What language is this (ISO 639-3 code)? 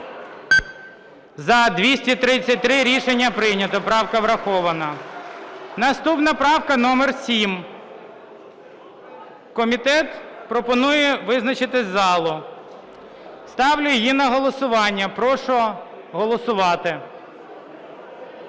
ukr